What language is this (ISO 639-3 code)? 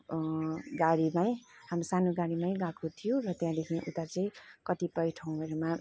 nep